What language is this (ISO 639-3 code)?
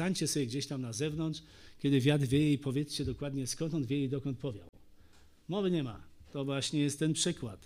pol